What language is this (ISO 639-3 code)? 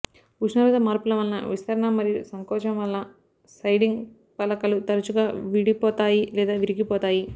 tel